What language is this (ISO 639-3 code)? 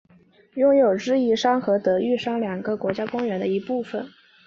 zho